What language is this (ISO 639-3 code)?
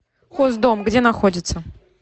rus